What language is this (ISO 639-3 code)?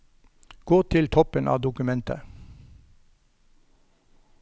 nor